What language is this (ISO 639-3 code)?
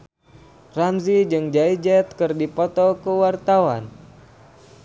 sun